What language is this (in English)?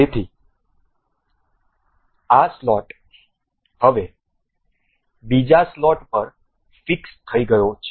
Gujarati